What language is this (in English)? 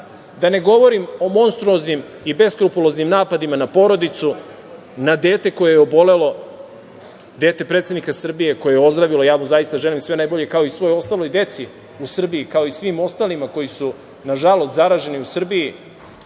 Serbian